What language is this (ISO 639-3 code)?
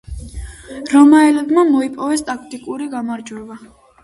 kat